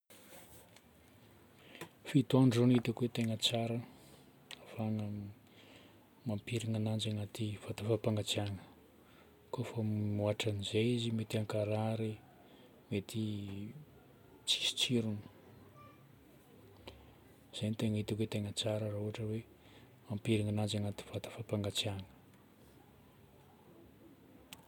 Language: Northern Betsimisaraka Malagasy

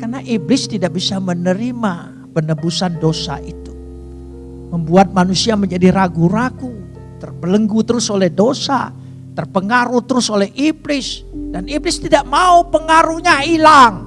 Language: Indonesian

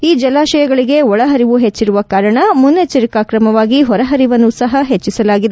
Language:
Kannada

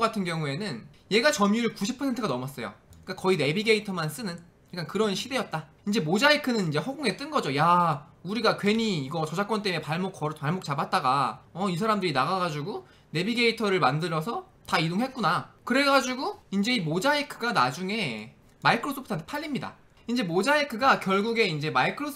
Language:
Korean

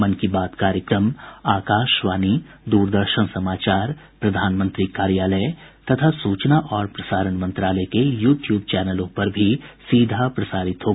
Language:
Hindi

